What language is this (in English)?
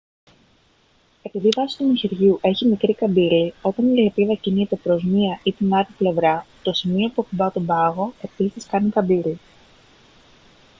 Greek